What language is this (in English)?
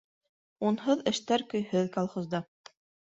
Bashkir